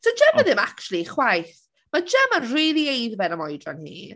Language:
Welsh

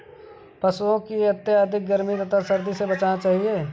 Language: Hindi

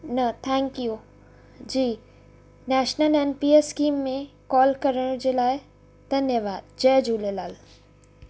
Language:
Sindhi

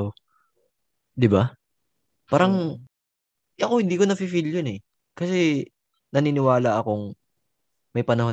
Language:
Filipino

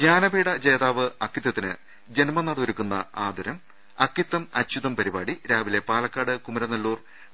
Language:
Malayalam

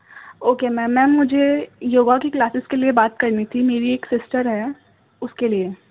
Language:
Urdu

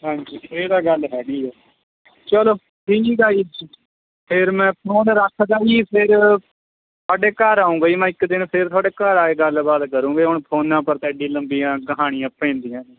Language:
Punjabi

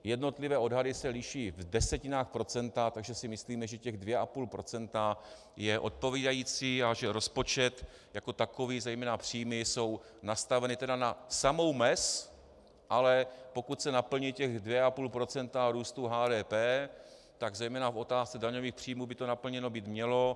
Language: Czech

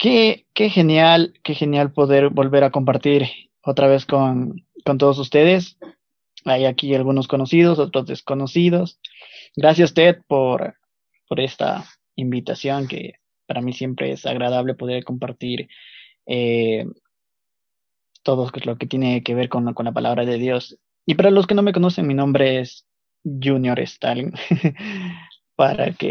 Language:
Spanish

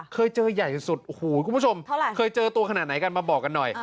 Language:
Thai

